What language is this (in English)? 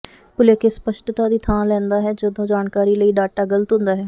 Punjabi